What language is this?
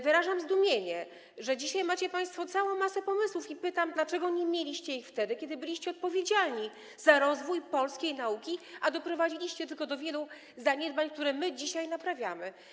Polish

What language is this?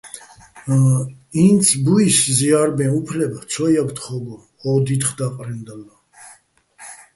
Bats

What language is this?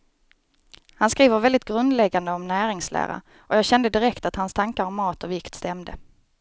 Swedish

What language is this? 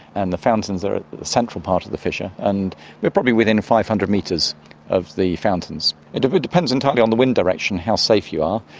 English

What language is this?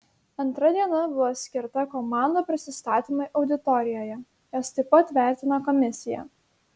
Lithuanian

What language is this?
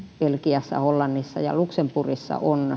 Finnish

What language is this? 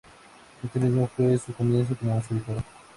Spanish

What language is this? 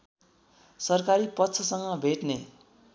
Nepali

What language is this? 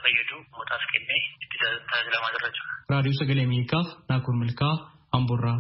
Indonesian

